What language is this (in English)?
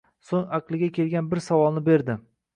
Uzbek